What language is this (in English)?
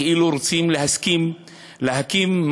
Hebrew